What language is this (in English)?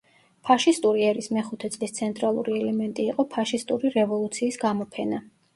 Georgian